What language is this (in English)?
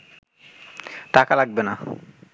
Bangla